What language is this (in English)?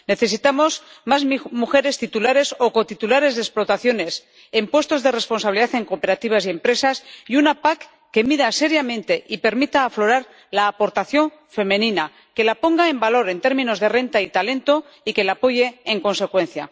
Spanish